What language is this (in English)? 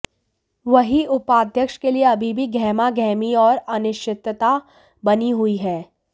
Hindi